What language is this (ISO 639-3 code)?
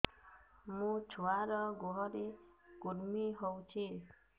ori